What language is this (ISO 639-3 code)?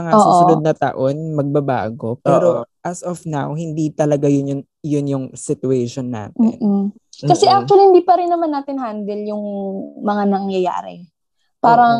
fil